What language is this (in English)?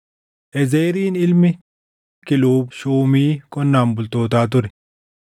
Oromo